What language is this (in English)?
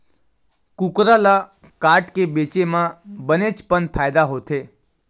Chhattisgarhi